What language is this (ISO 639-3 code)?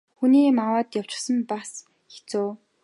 mon